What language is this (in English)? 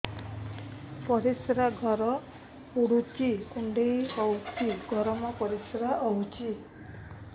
Odia